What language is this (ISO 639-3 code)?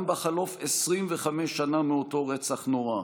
heb